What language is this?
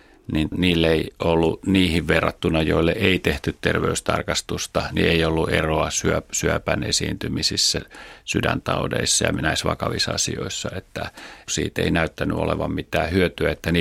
Finnish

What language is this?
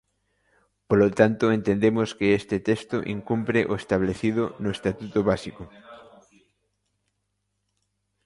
Galician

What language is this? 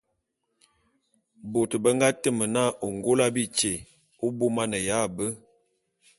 Bulu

